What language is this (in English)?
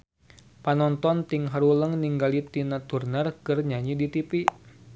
Sundanese